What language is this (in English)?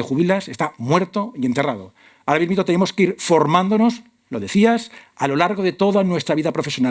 Spanish